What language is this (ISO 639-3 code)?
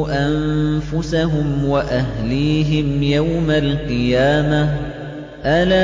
ara